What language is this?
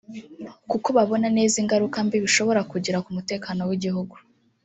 Kinyarwanda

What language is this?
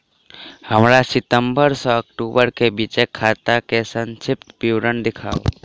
Maithili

